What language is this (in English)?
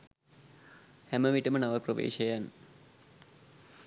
Sinhala